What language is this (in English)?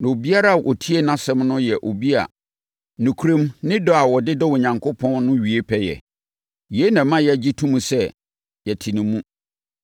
Akan